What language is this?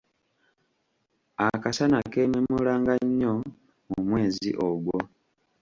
Ganda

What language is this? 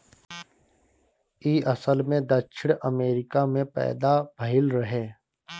Bhojpuri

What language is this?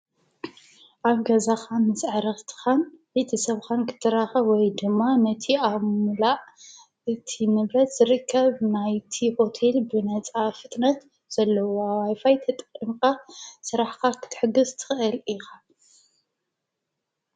Tigrinya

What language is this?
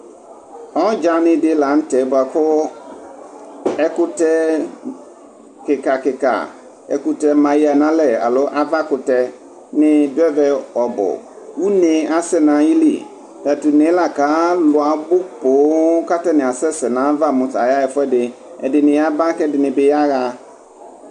Ikposo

